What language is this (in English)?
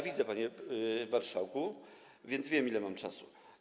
Polish